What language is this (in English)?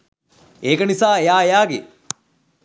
Sinhala